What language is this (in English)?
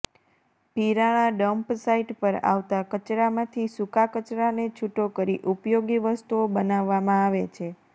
Gujarati